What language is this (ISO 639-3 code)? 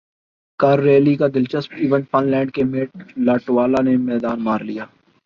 urd